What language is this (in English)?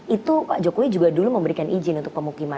Indonesian